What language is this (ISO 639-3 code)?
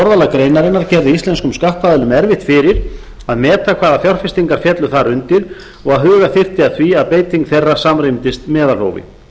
isl